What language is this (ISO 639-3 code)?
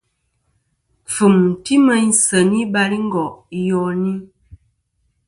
bkm